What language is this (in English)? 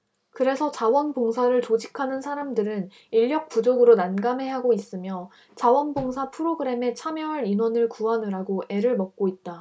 Korean